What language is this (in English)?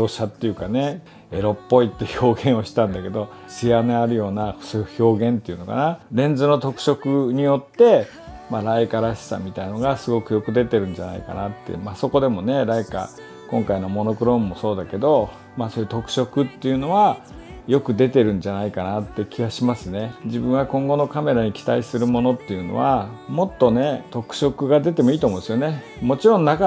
Japanese